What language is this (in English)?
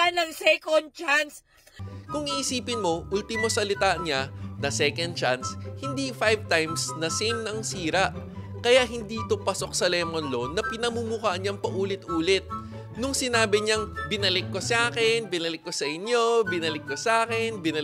Filipino